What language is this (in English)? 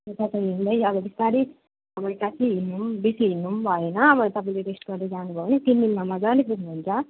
Nepali